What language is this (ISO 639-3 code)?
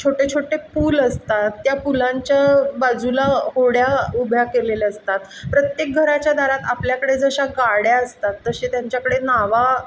mar